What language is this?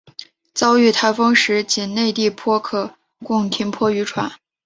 Chinese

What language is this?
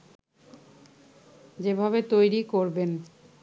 Bangla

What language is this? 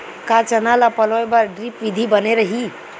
Chhattisgarhi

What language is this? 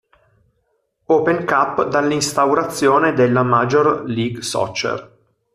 Italian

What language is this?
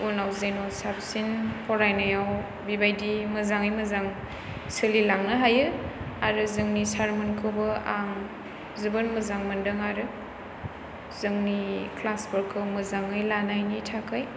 Bodo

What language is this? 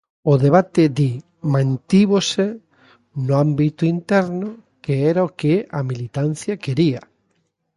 Galician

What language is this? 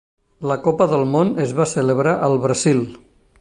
Catalan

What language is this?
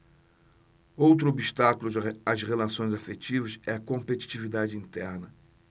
Portuguese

